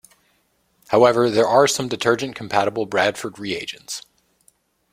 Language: English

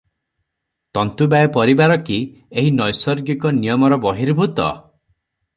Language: Odia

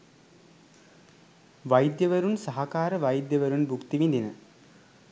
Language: Sinhala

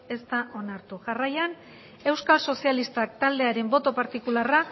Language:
Basque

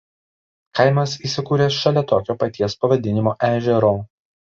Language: Lithuanian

